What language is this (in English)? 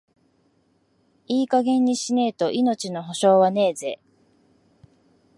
Japanese